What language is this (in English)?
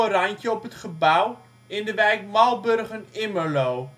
Dutch